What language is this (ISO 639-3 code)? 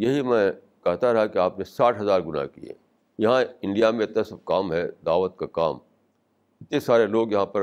urd